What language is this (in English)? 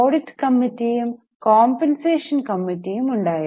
Malayalam